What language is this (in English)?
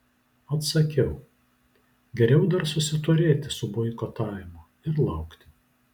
Lithuanian